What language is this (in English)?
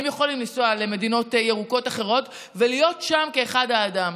Hebrew